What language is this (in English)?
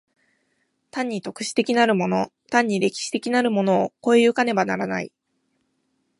Japanese